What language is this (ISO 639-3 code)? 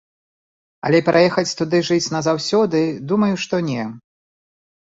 bel